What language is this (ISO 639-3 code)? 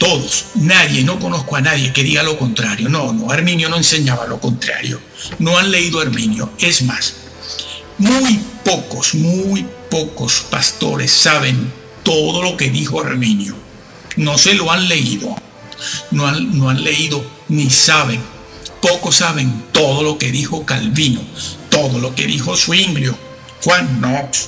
spa